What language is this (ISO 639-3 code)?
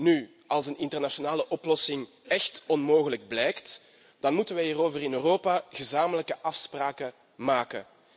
nld